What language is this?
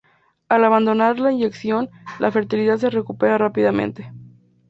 Spanish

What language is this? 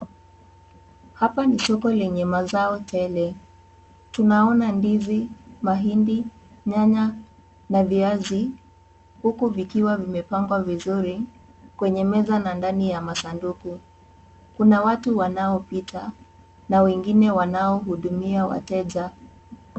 Swahili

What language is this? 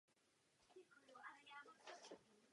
Czech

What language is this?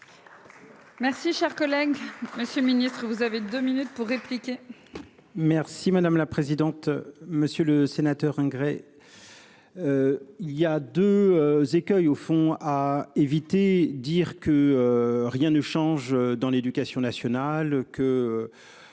French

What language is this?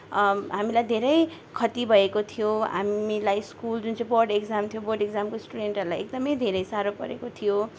Nepali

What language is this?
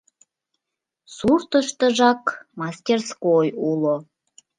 Mari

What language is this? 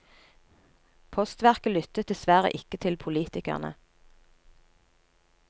Norwegian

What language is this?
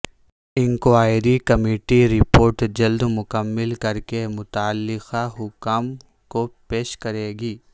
Urdu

